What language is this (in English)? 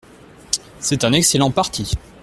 French